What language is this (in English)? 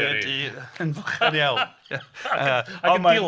Welsh